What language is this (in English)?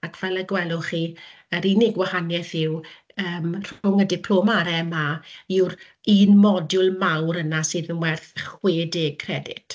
Welsh